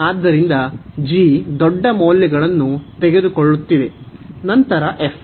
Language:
Kannada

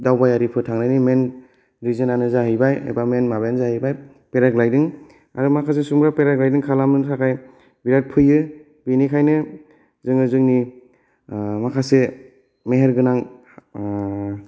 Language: Bodo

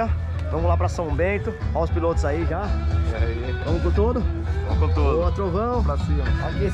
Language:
Portuguese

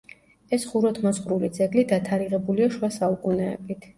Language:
Georgian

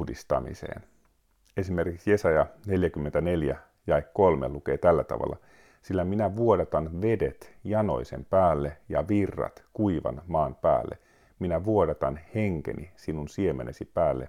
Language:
Finnish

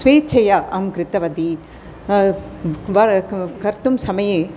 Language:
Sanskrit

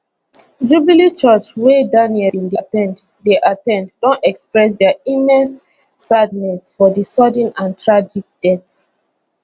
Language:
Nigerian Pidgin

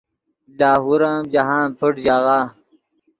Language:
Yidgha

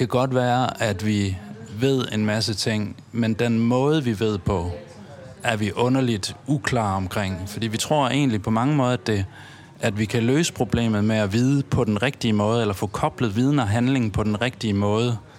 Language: Danish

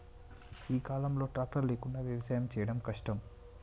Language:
Telugu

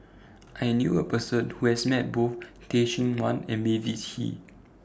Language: English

